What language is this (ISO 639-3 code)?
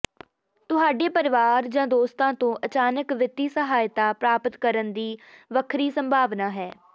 pan